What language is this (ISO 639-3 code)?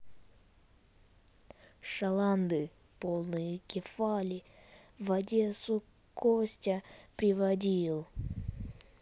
rus